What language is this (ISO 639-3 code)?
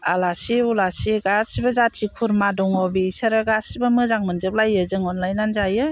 brx